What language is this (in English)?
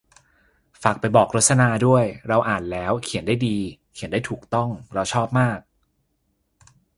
Thai